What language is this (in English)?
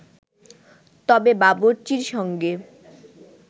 Bangla